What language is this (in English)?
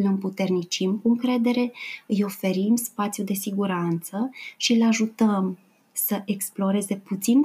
Romanian